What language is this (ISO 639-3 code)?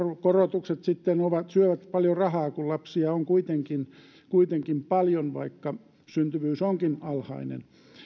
fin